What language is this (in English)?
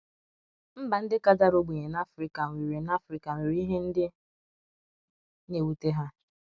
Igbo